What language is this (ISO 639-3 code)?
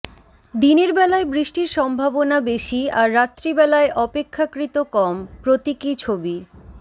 ben